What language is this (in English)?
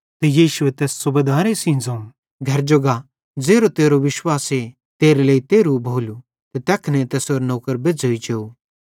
Bhadrawahi